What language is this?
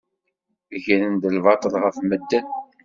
Kabyle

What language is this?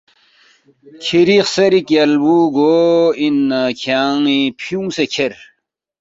Balti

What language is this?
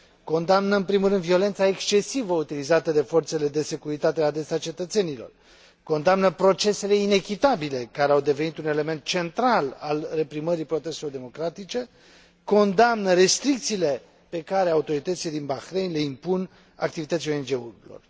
Romanian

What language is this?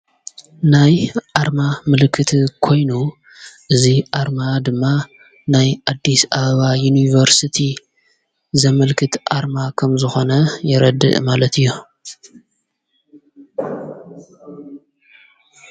Tigrinya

